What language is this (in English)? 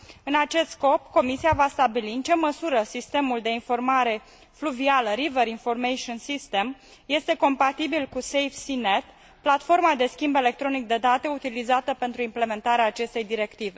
Romanian